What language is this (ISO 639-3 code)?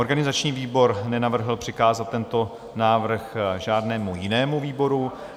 ces